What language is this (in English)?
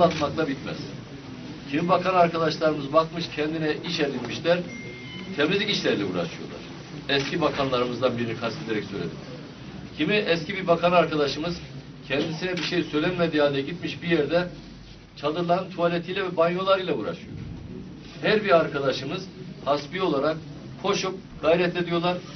Turkish